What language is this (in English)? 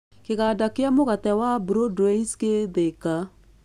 Kikuyu